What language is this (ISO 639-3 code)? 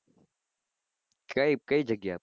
guj